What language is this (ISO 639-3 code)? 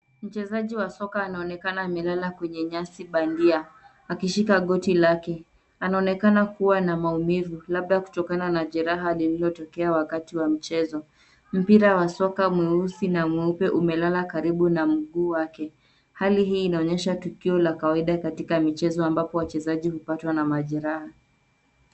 swa